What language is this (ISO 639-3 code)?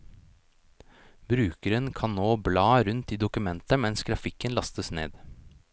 nor